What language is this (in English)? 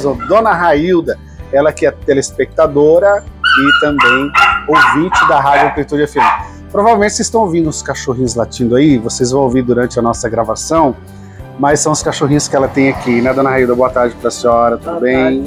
Portuguese